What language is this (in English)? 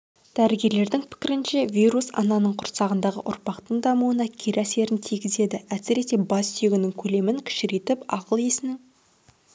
Kazakh